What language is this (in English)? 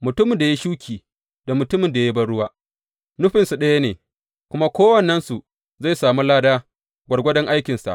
Hausa